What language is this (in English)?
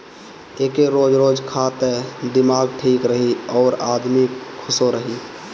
Bhojpuri